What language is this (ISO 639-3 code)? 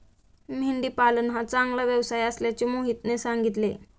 mar